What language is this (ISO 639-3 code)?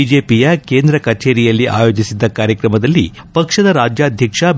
kan